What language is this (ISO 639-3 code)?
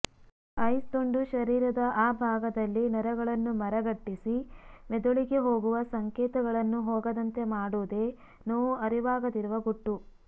kan